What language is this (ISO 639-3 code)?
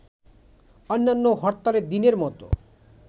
ben